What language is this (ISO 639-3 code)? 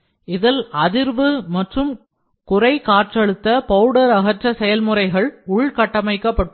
tam